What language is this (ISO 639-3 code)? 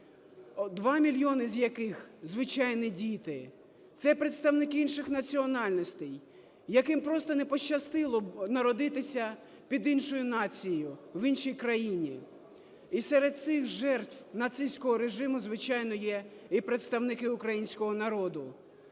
ukr